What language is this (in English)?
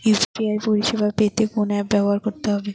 Bangla